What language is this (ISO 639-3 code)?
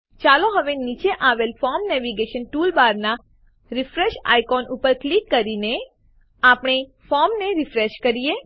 guj